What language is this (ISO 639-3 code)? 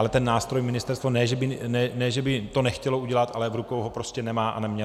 ces